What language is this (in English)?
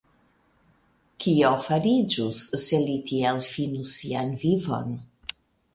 Esperanto